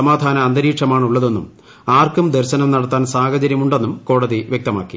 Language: Malayalam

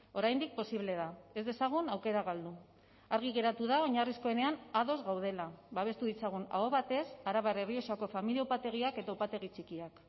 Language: Basque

